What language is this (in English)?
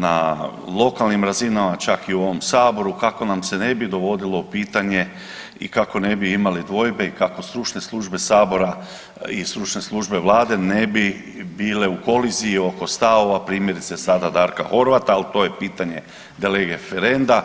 Croatian